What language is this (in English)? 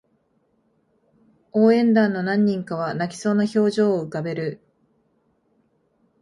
Japanese